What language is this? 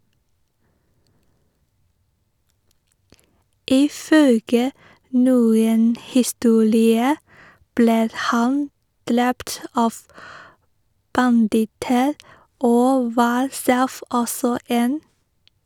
Norwegian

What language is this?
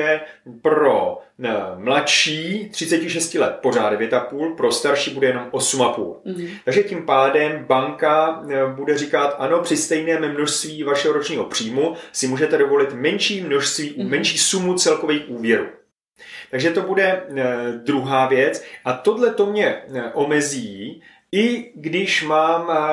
Czech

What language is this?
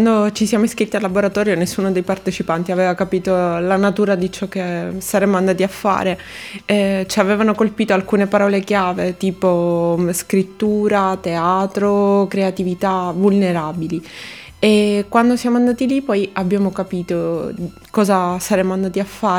Italian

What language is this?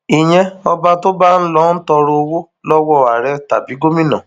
Yoruba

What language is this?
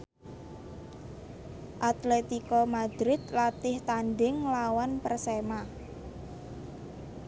Javanese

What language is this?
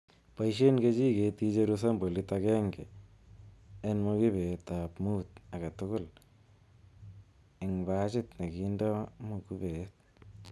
Kalenjin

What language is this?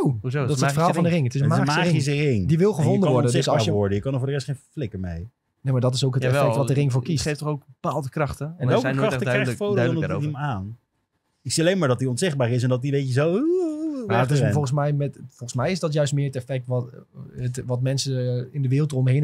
Dutch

